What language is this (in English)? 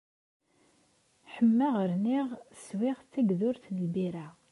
Kabyle